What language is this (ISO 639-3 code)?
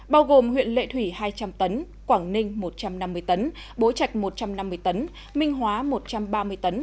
vie